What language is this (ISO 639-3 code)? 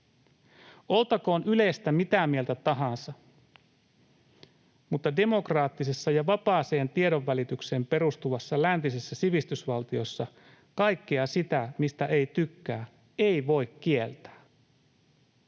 fin